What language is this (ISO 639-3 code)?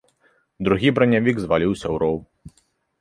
bel